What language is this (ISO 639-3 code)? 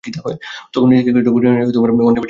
ben